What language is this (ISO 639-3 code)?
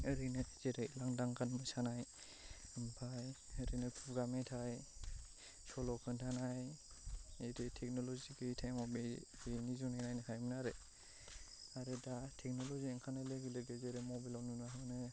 brx